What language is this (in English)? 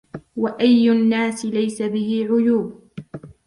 Arabic